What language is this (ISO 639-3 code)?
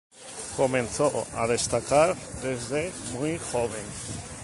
spa